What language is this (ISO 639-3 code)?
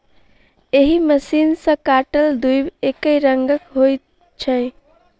mai